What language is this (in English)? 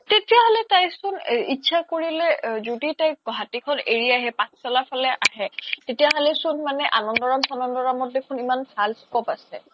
Assamese